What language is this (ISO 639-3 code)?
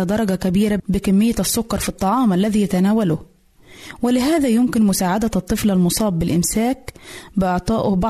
ara